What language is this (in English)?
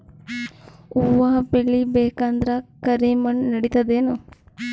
Kannada